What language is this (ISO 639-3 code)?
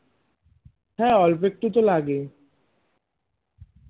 ben